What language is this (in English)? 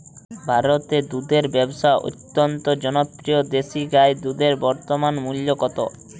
Bangla